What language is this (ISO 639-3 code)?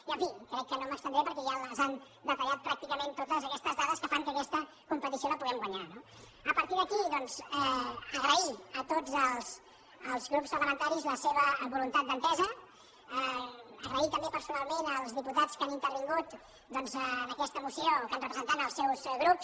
cat